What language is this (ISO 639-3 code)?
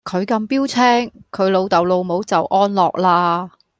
yue